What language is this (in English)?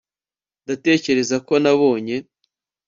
Kinyarwanda